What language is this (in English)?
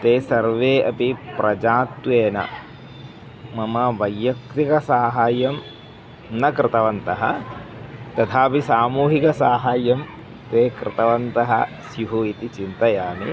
Sanskrit